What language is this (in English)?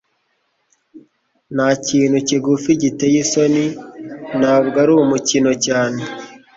Kinyarwanda